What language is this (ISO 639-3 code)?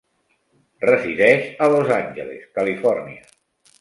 cat